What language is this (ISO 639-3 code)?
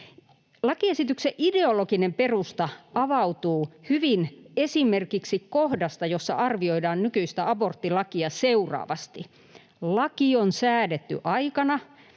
fin